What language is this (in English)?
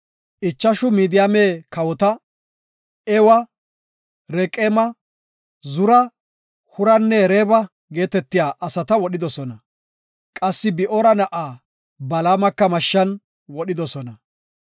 Gofa